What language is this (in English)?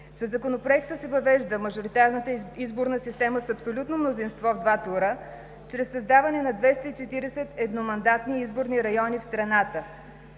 Bulgarian